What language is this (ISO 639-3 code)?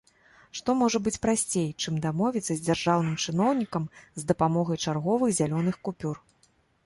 bel